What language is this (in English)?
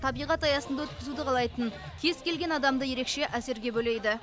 Kazakh